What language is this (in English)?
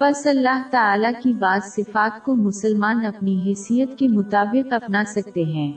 Urdu